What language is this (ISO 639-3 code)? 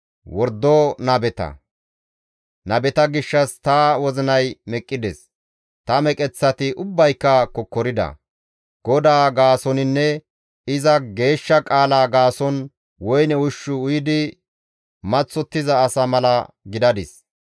gmv